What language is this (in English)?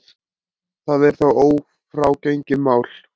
Icelandic